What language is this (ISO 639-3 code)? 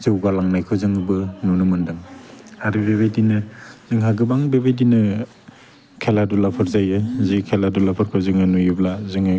brx